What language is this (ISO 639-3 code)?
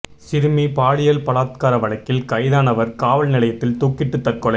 tam